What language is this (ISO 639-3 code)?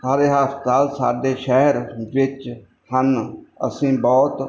pan